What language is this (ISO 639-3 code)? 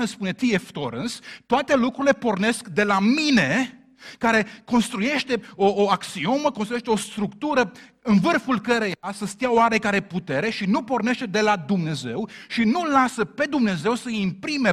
ron